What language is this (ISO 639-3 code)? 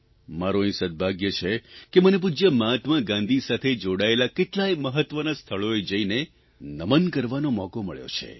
guj